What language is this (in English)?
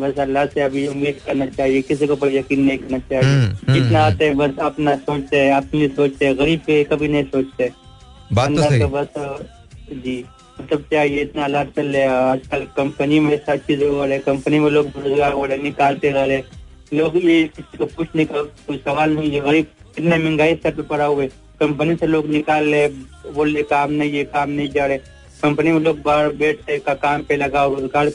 Hindi